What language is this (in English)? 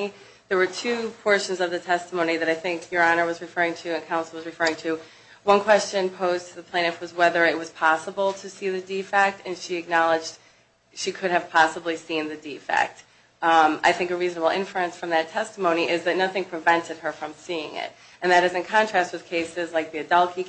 English